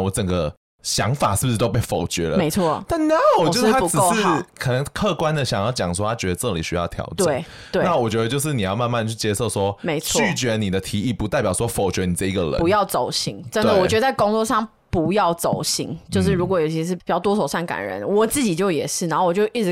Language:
Chinese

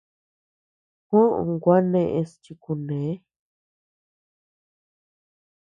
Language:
Tepeuxila Cuicatec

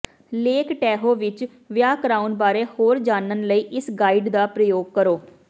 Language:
Punjabi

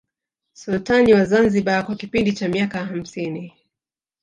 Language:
Swahili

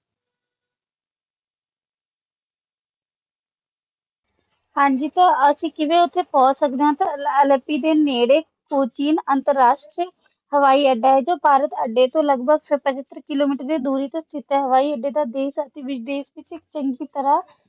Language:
Punjabi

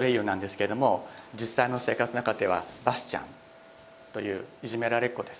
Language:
Japanese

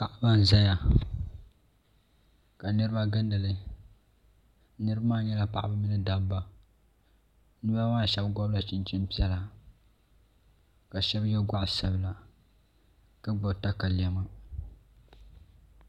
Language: Dagbani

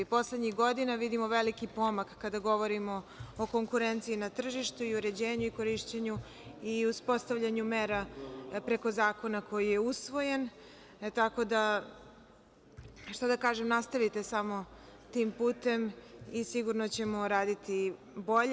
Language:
Serbian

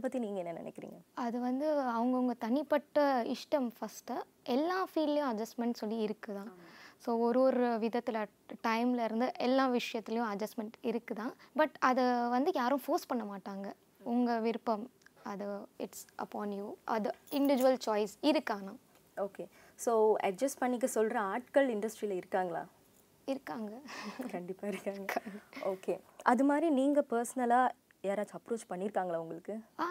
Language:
Tamil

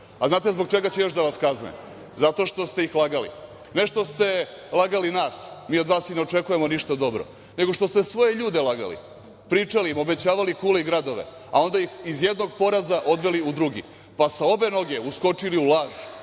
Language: Serbian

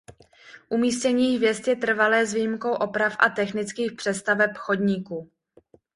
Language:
Czech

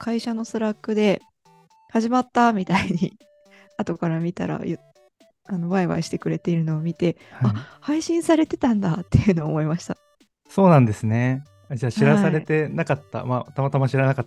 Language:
Japanese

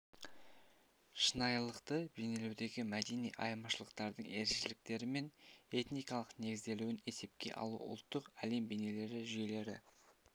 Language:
Kazakh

